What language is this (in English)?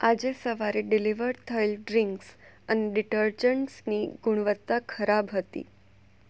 Gujarati